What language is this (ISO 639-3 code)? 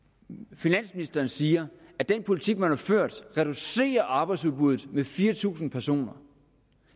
dan